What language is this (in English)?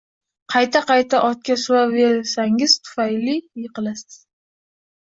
Uzbek